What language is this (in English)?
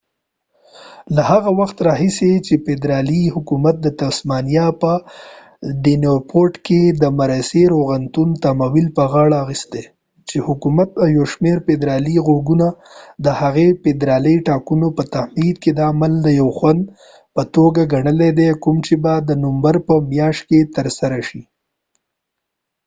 Pashto